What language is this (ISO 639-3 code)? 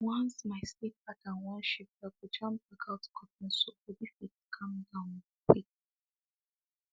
pcm